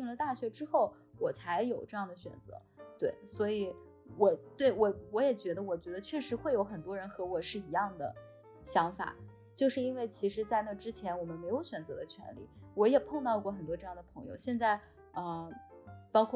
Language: Chinese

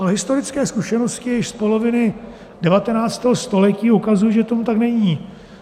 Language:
Czech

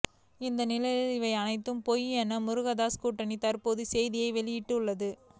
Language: Tamil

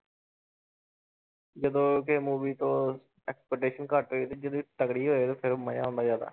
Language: Punjabi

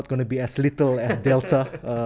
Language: Indonesian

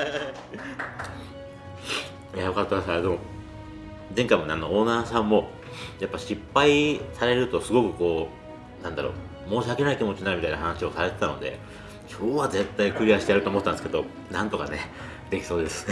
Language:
Japanese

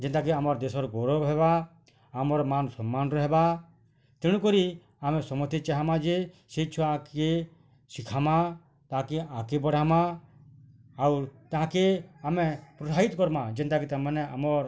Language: Odia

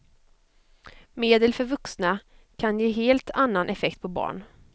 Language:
Swedish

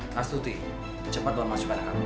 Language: Indonesian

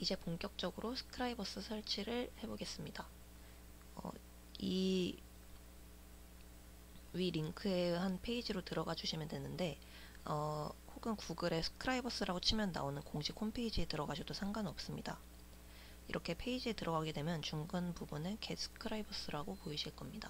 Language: Korean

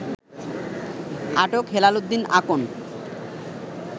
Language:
Bangla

